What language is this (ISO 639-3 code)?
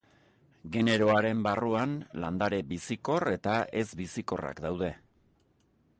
eus